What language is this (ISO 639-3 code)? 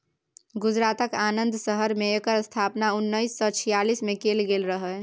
mai